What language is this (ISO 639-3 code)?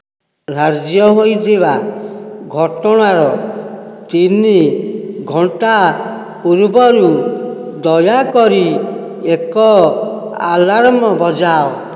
ori